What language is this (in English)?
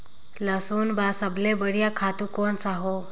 Chhattisgarhi